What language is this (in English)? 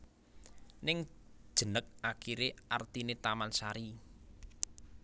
Javanese